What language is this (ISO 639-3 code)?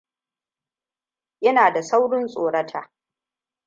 hau